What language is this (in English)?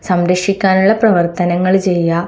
Malayalam